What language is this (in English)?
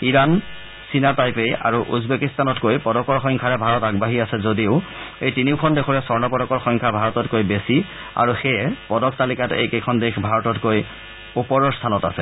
Assamese